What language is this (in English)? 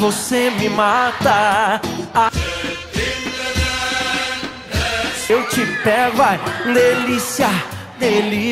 Turkish